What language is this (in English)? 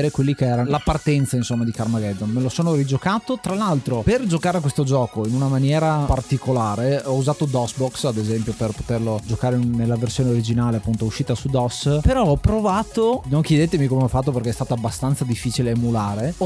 Italian